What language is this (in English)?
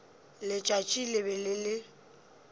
Northern Sotho